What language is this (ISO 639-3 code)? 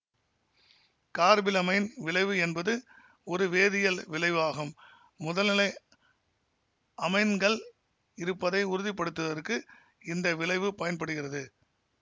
tam